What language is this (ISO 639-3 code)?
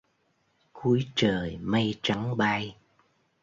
vie